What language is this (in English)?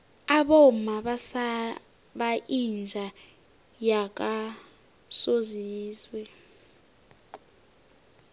South Ndebele